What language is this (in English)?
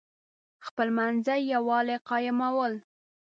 Pashto